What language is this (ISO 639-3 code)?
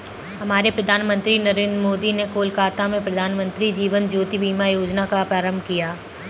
hin